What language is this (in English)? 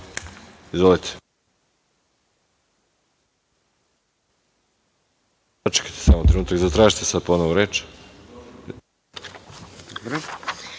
Serbian